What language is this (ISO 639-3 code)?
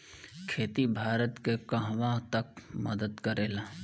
bho